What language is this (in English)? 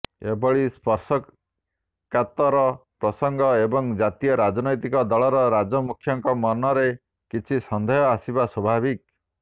Odia